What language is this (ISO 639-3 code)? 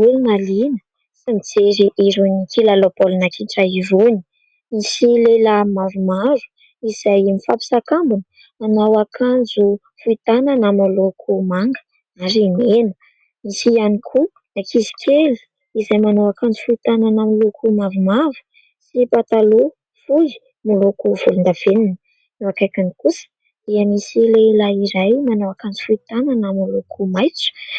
mlg